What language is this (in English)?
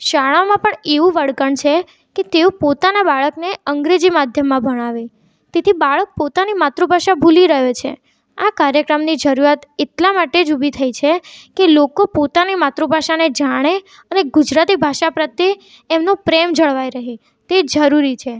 Gujarati